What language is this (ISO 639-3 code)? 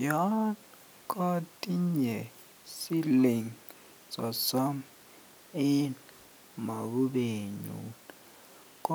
kln